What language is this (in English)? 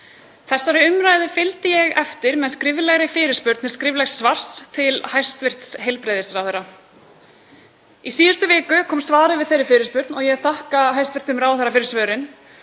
Icelandic